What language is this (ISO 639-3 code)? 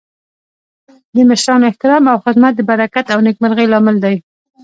pus